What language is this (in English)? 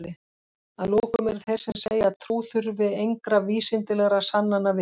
Icelandic